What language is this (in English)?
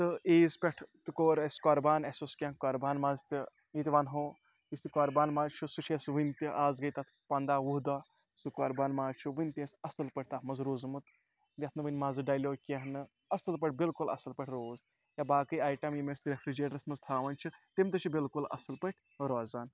Kashmiri